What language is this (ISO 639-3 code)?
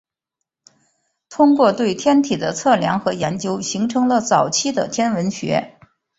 zho